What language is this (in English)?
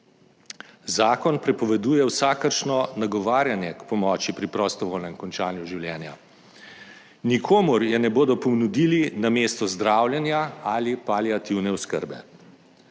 Slovenian